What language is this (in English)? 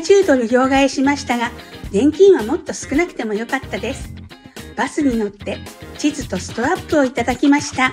Japanese